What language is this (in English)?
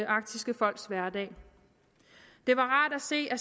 Danish